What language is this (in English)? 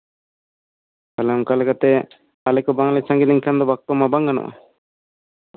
Santali